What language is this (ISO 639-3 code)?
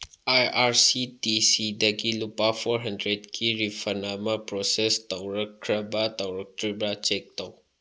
mni